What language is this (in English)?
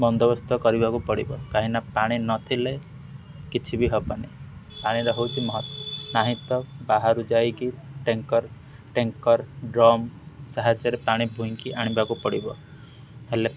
Odia